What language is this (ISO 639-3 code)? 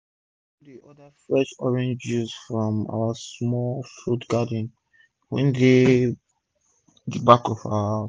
pcm